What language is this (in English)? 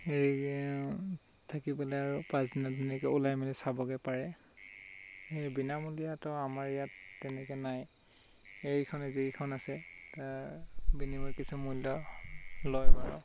Assamese